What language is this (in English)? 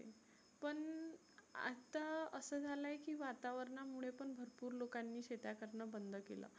Marathi